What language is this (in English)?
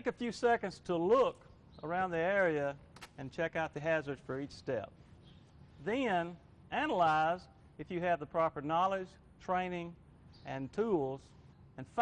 English